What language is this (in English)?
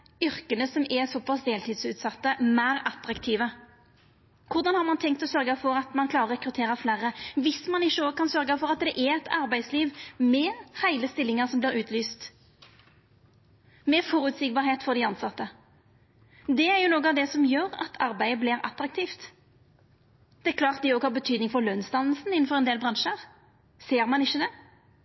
Norwegian Nynorsk